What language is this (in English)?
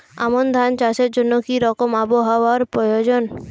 Bangla